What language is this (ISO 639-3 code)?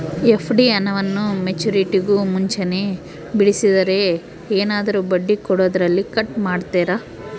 kan